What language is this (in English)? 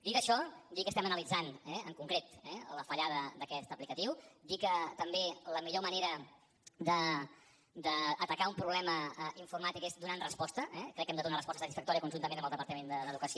Catalan